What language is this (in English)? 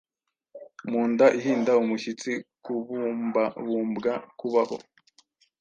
Kinyarwanda